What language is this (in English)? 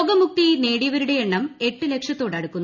Malayalam